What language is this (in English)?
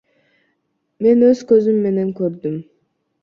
Kyrgyz